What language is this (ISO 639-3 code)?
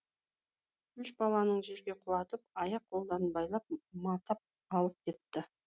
kaz